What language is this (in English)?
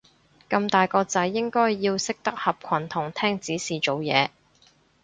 Cantonese